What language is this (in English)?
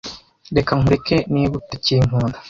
Kinyarwanda